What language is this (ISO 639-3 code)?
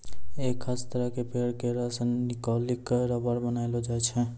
mai